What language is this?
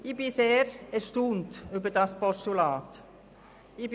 Swiss German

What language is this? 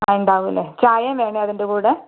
Malayalam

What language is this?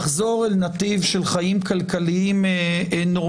Hebrew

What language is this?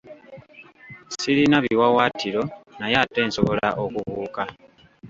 Ganda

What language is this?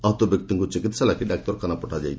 Odia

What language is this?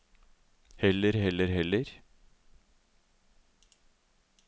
Norwegian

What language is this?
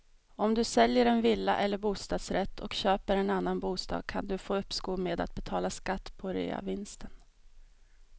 Swedish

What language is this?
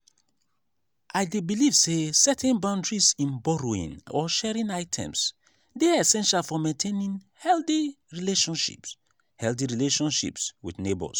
Nigerian Pidgin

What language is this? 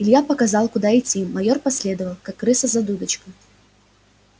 Russian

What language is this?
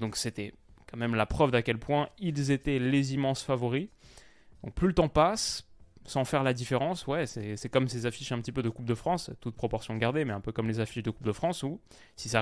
French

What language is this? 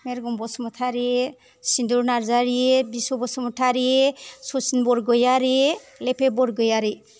Bodo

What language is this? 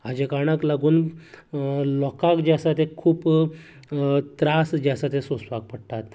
Konkani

